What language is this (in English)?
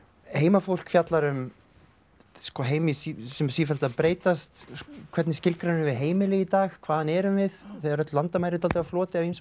Icelandic